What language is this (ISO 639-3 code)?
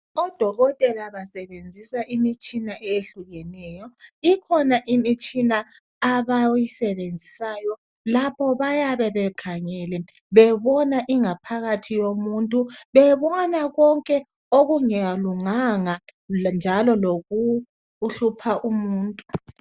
nde